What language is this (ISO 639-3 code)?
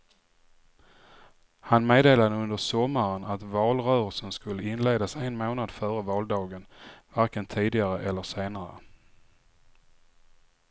swe